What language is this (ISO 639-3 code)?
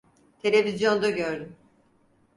tur